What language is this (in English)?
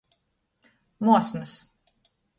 Latgalian